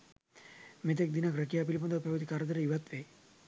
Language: Sinhala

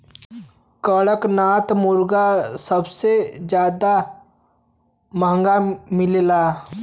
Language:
Bhojpuri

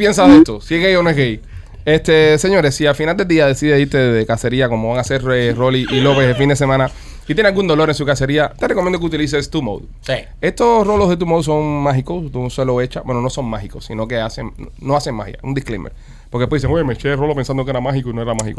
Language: Spanish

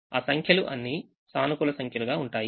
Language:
Telugu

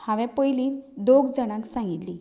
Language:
Konkani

